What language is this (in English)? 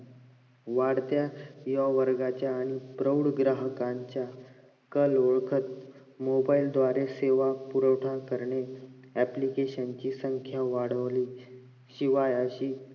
Marathi